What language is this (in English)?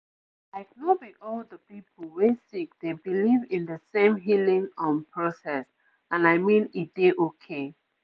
Nigerian Pidgin